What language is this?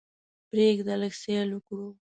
Pashto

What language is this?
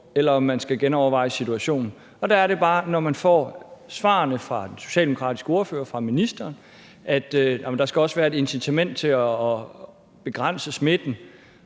Danish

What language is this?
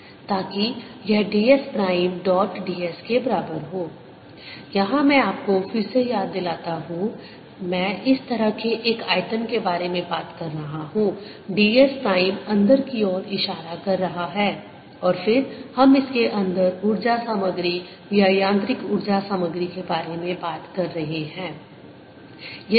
Hindi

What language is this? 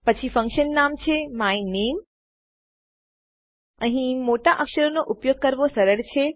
Gujarati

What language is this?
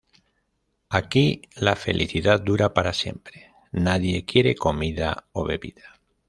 Spanish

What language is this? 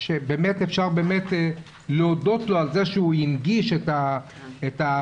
Hebrew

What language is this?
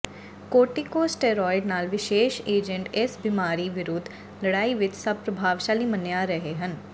Punjabi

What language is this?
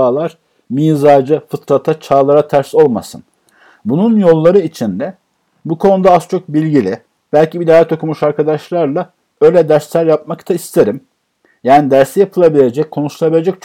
Turkish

